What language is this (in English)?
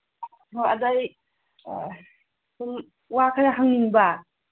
Manipuri